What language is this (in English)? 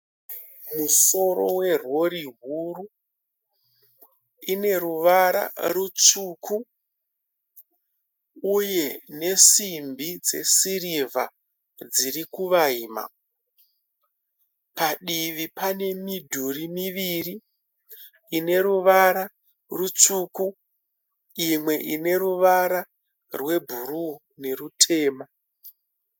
Shona